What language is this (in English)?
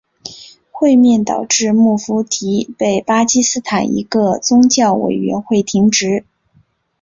Chinese